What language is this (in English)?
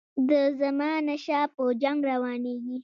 Pashto